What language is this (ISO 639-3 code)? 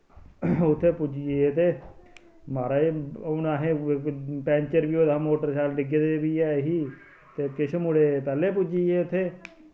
doi